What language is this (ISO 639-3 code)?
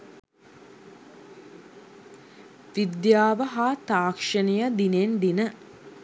sin